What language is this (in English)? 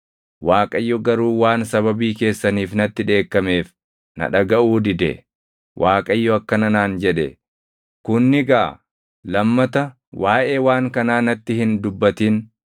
Oromo